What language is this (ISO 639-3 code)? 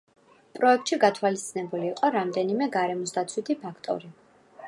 kat